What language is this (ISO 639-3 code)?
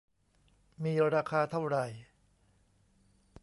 tha